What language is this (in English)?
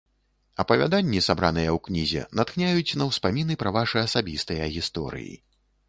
Belarusian